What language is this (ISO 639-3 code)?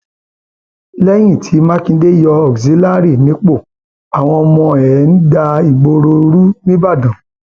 yor